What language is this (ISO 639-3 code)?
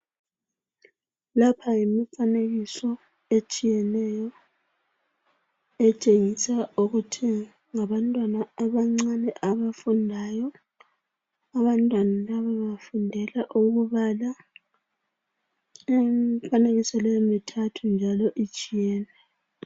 nde